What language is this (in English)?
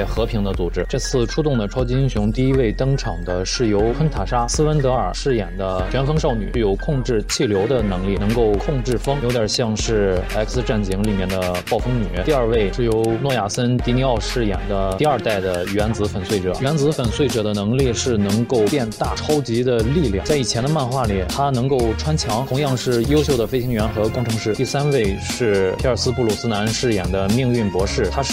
Chinese